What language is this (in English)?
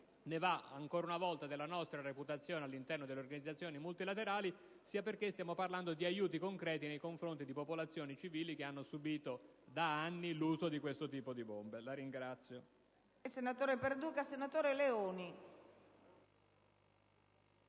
Italian